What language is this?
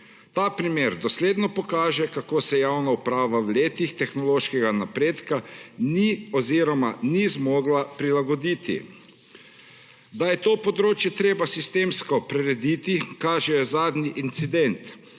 Slovenian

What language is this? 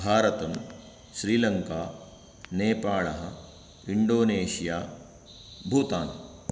Sanskrit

